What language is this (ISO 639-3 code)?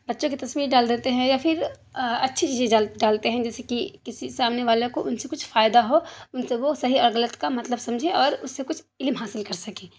urd